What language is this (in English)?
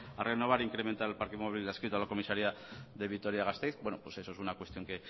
Spanish